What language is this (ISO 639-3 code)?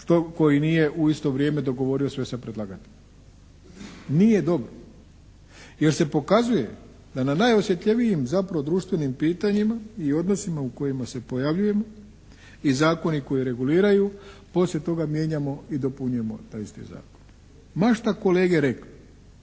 hrv